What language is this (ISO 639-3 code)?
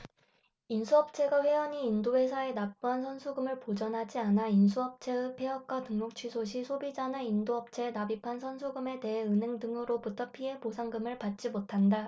kor